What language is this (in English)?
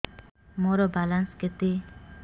Odia